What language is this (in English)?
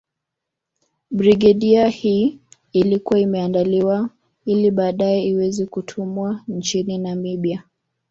Swahili